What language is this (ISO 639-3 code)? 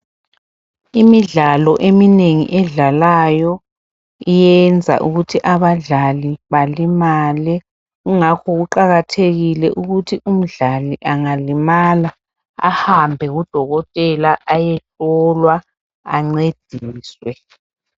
nde